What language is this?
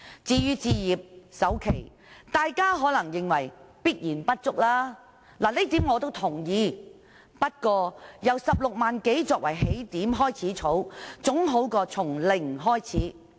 Cantonese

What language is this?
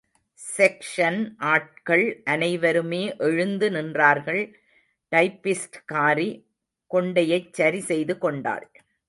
Tamil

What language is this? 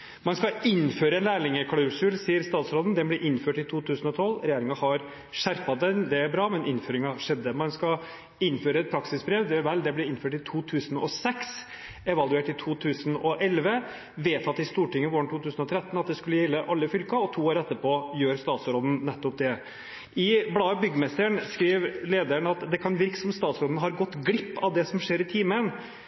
Norwegian Bokmål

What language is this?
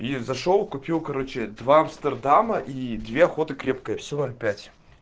Russian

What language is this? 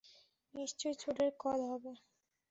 Bangla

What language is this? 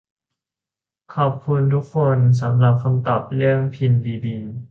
Thai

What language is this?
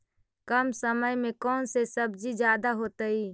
Magahi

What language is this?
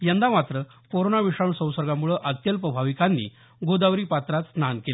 Marathi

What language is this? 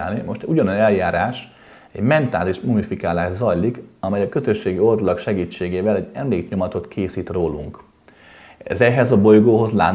Hungarian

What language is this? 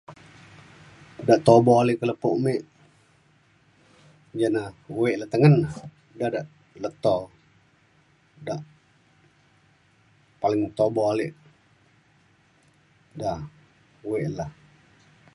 Mainstream Kenyah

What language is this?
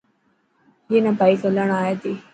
Dhatki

